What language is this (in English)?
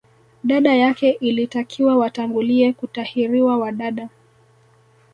Swahili